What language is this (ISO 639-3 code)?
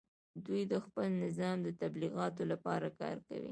pus